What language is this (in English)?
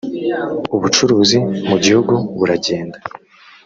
Kinyarwanda